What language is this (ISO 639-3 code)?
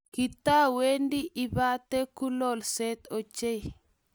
kln